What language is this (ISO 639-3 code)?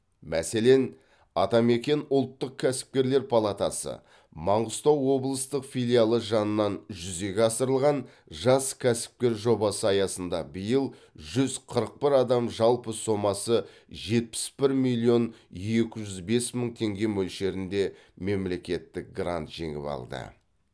kaz